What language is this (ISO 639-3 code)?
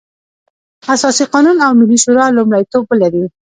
pus